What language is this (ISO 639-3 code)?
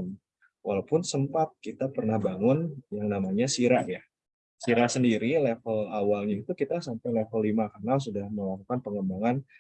ind